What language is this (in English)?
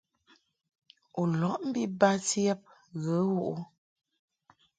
Mungaka